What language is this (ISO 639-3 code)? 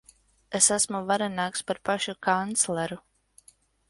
lav